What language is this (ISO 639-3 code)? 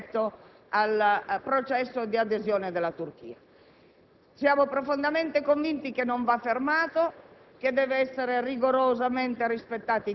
ita